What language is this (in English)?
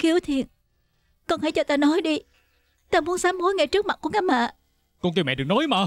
Vietnamese